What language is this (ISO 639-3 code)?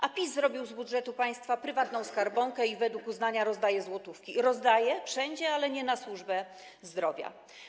pol